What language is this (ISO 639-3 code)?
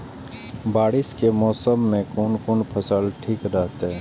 mai